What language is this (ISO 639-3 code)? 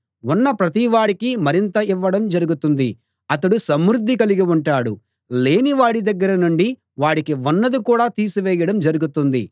tel